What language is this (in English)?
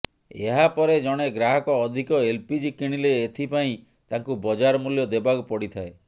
Odia